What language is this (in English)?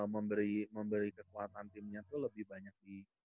Indonesian